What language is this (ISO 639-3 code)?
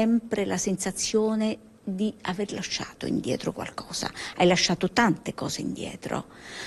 ita